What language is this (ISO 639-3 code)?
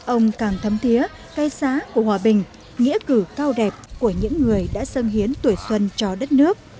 vie